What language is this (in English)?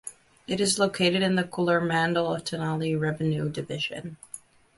English